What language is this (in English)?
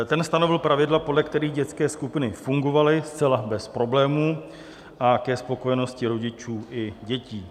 Czech